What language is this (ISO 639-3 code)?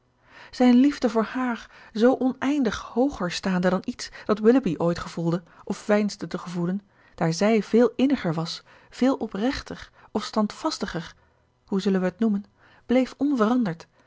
nld